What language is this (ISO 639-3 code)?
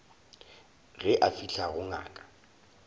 nso